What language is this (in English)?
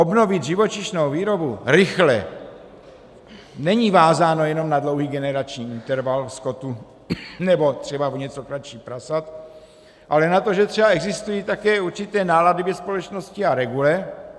Czech